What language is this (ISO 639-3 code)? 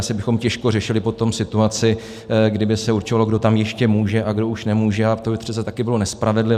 ces